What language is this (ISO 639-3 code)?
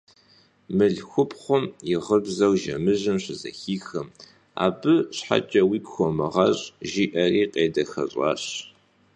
kbd